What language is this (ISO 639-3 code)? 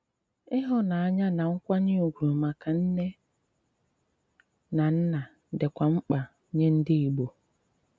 ibo